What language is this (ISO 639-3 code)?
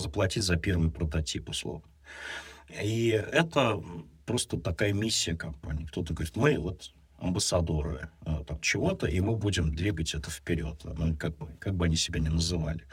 rus